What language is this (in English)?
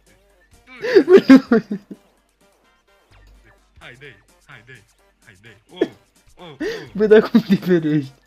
Romanian